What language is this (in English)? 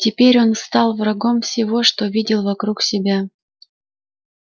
Russian